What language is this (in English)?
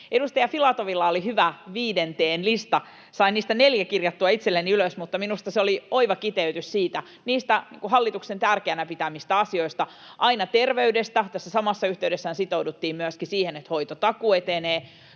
Finnish